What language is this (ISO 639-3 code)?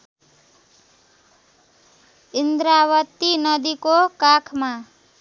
nep